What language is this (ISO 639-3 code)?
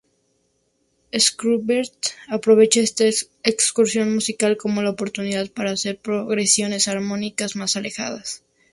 spa